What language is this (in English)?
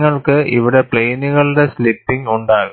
Malayalam